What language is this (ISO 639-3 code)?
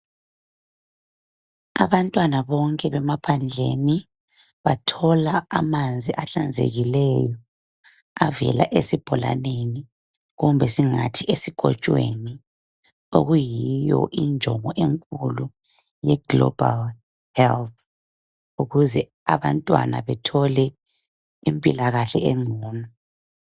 nde